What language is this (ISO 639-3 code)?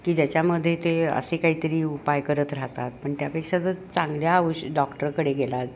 mar